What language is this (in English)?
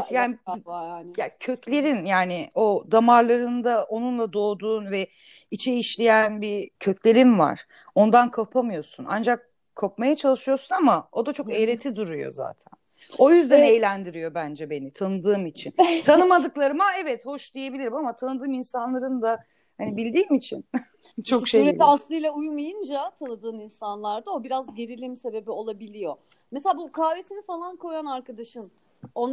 Turkish